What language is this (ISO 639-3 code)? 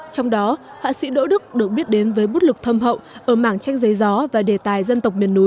vie